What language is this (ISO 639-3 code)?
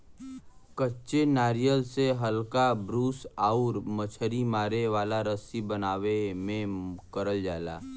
bho